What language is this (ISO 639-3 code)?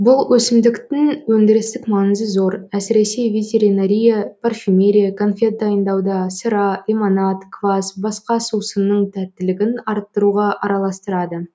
kaz